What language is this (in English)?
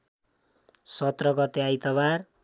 Nepali